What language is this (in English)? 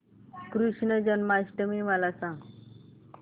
Marathi